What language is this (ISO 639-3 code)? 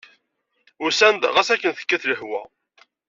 kab